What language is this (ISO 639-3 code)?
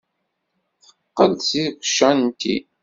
kab